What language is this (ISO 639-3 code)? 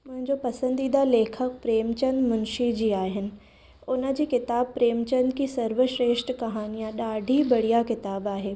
snd